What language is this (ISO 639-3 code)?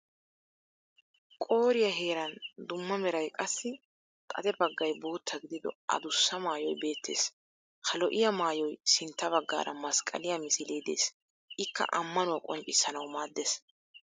wal